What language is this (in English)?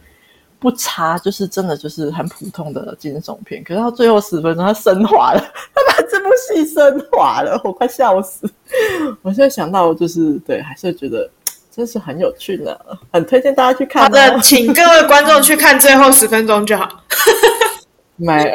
Chinese